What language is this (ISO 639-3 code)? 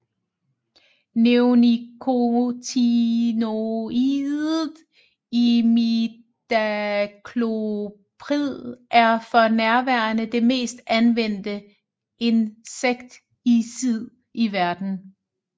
dan